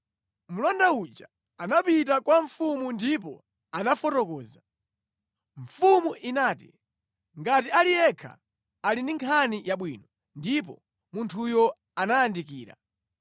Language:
Nyanja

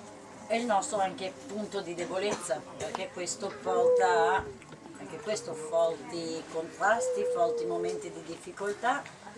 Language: Italian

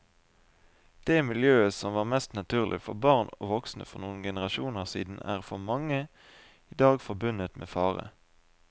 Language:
Norwegian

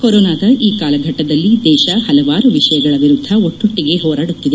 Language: Kannada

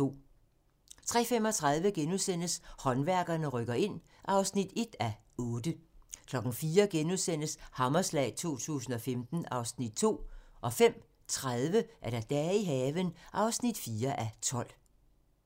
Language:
Danish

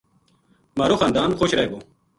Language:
Gujari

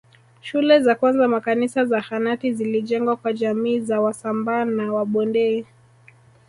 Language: Swahili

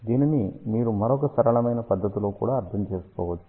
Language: Telugu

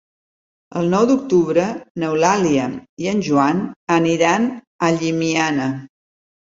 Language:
Catalan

